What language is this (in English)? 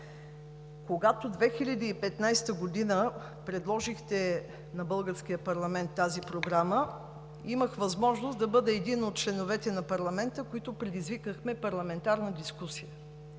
Bulgarian